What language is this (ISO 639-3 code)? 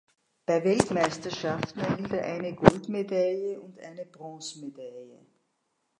deu